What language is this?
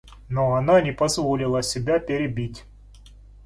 Russian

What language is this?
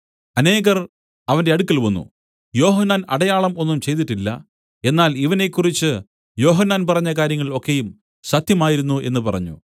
Malayalam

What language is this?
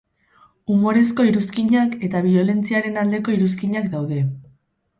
Basque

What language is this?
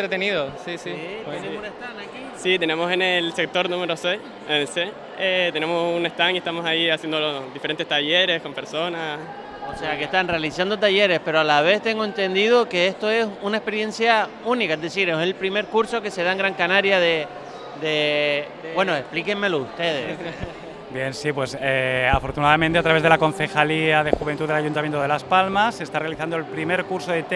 Spanish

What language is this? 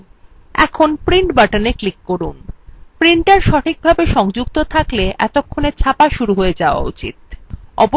Bangla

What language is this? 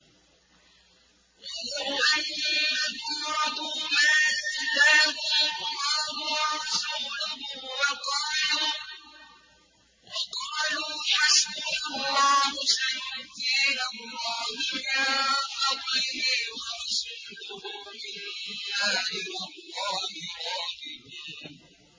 Arabic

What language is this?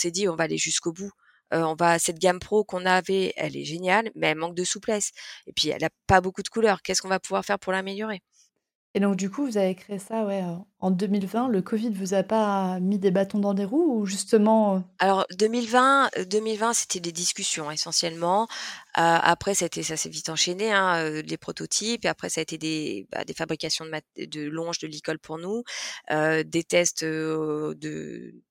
French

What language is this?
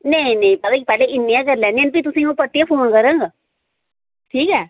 Dogri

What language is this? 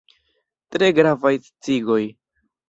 Esperanto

